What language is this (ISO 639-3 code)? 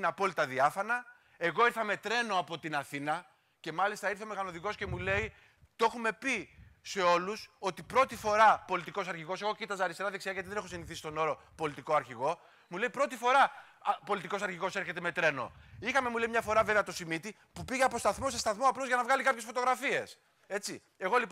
ell